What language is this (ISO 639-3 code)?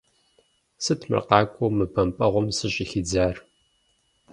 kbd